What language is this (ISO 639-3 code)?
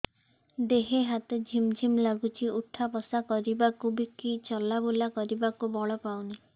ori